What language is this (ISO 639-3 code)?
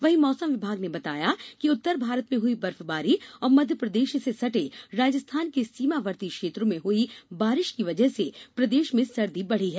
hin